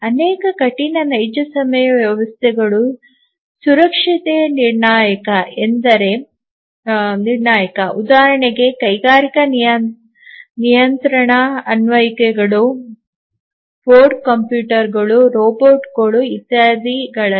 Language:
Kannada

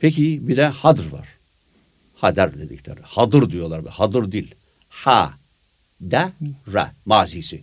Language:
Turkish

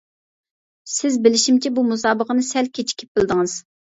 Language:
Uyghur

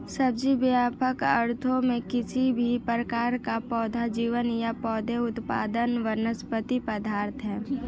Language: Hindi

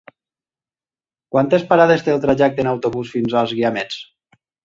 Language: Catalan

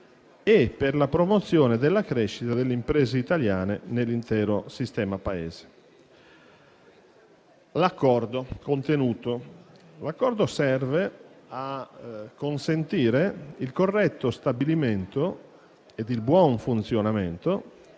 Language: Italian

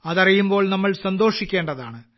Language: Malayalam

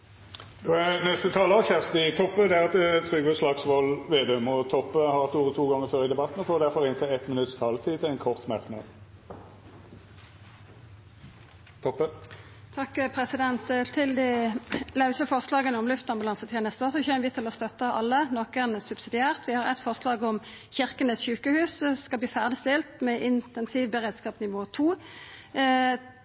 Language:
Norwegian Nynorsk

